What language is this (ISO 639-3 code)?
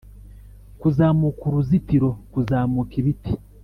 kin